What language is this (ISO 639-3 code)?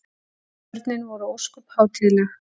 isl